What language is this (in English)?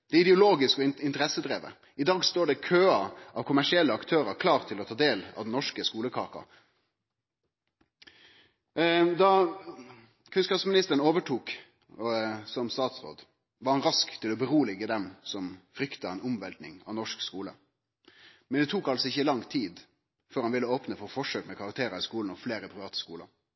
Norwegian Nynorsk